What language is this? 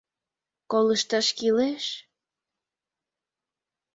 Mari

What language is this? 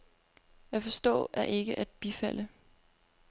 Danish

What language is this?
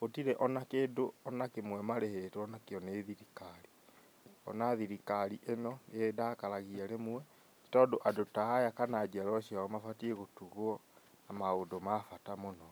Kikuyu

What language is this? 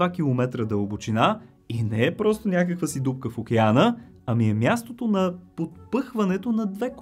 Bulgarian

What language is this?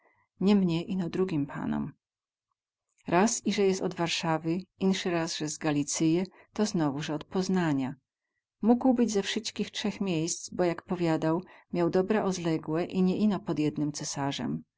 Polish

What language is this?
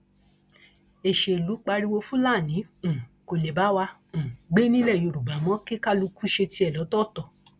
Yoruba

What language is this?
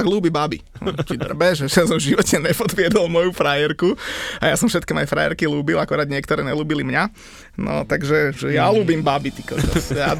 Slovak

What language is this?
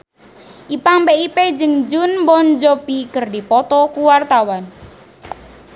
Sundanese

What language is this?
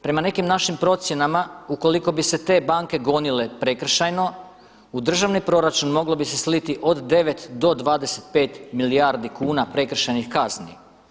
Croatian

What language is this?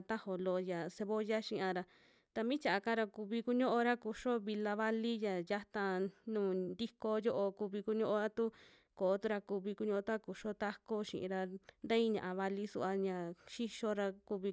Western Juxtlahuaca Mixtec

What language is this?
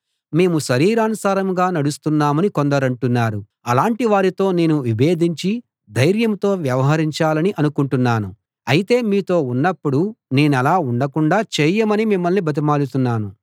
Telugu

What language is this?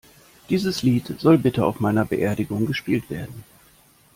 German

